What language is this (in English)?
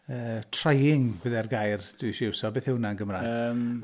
Welsh